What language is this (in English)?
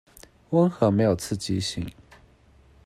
Chinese